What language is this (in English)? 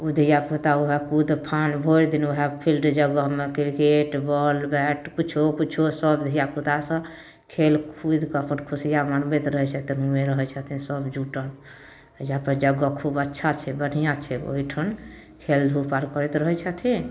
Maithili